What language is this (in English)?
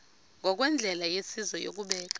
Xhosa